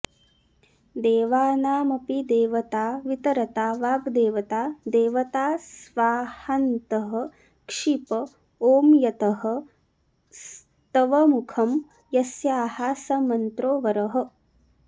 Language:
Sanskrit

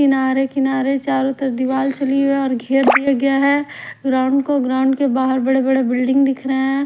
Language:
Hindi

